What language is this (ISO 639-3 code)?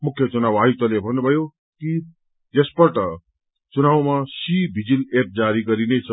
nep